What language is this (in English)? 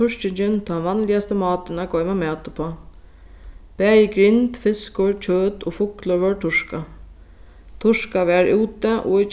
Faroese